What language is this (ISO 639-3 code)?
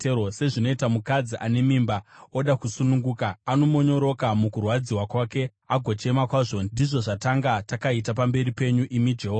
sna